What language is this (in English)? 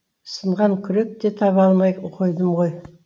Kazakh